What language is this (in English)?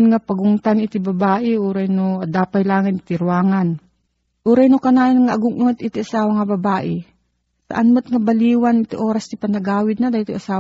Filipino